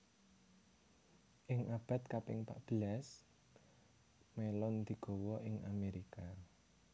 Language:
Javanese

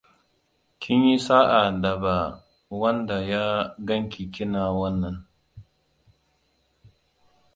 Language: Hausa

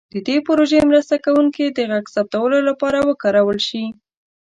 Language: Pashto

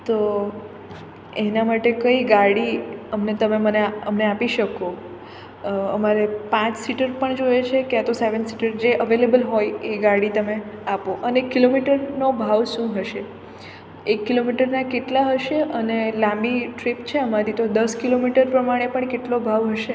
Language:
Gujarati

